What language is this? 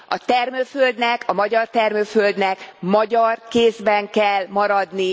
Hungarian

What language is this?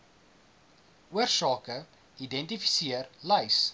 Afrikaans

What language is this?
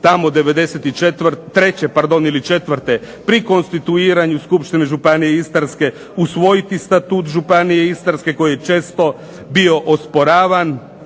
Croatian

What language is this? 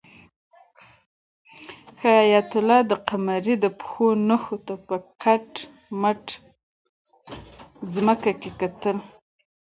Pashto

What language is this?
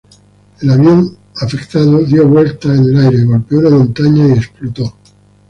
Spanish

